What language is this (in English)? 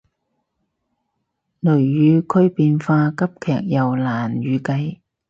Cantonese